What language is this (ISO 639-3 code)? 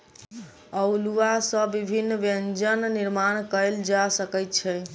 mai